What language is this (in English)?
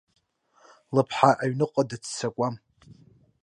Abkhazian